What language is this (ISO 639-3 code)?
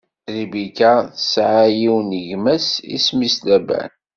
kab